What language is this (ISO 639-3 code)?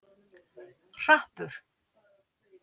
isl